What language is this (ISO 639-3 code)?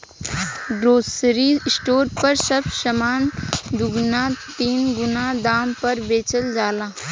bho